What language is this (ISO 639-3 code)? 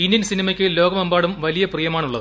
mal